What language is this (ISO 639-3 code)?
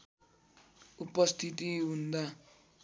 nep